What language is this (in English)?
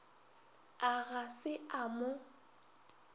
Northern Sotho